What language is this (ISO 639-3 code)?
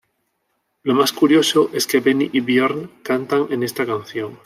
spa